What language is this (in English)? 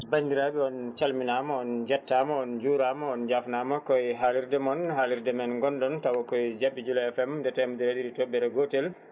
Fula